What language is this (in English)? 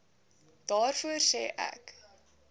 Afrikaans